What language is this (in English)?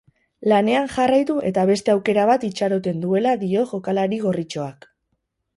Basque